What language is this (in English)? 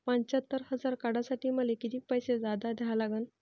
Marathi